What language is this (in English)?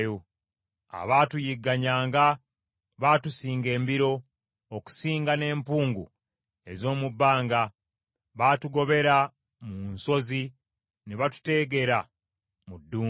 Ganda